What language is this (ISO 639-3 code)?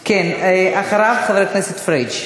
heb